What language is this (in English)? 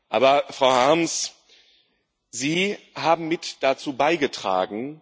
German